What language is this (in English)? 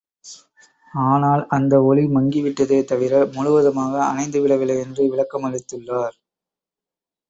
Tamil